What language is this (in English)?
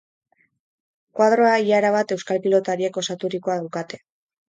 Basque